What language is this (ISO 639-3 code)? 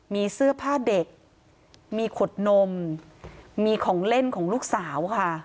tha